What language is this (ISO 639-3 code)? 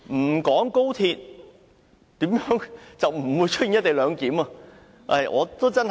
yue